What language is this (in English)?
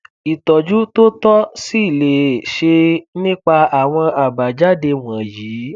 Yoruba